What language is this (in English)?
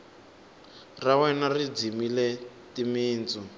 Tsonga